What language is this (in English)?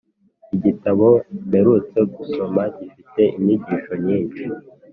Kinyarwanda